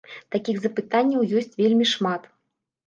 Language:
Belarusian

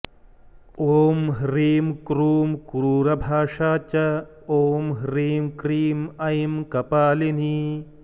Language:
Sanskrit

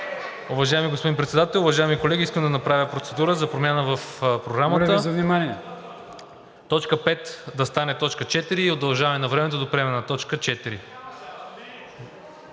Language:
Bulgarian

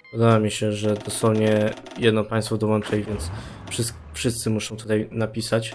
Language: Polish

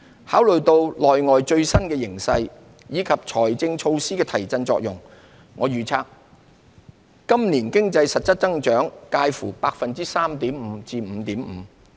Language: Cantonese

